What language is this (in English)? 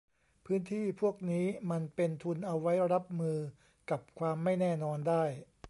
Thai